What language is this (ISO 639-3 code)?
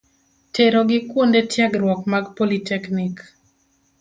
luo